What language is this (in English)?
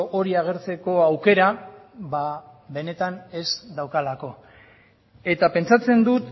Basque